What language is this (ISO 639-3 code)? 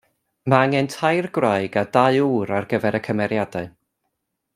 cym